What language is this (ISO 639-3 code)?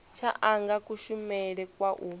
ven